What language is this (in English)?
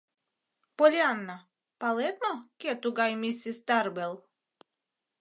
Mari